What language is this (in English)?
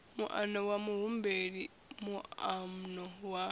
Venda